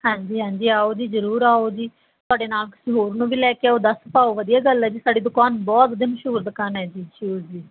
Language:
Punjabi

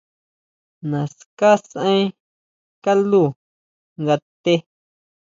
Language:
Huautla Mazatec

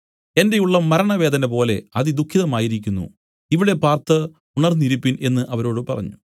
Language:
Malayalam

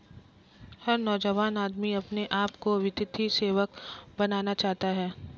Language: Hindi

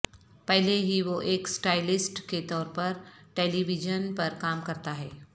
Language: Urdu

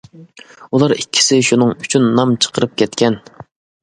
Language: Uyghur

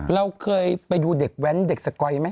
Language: Thai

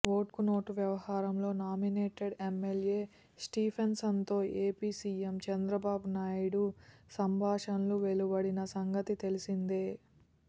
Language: Telugu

